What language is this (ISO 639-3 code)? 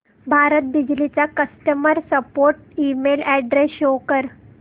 mar